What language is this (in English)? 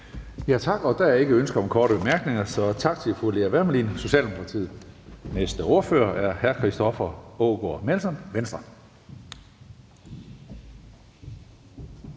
Danish